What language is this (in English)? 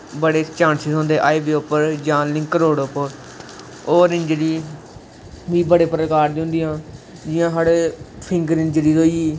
Dogri